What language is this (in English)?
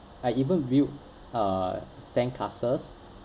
English